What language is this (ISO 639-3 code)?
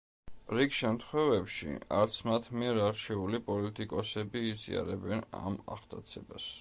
kat